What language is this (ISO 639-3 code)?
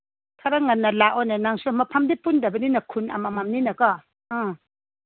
mni